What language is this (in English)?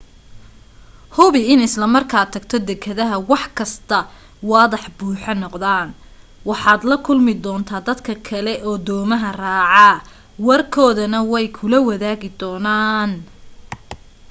Somali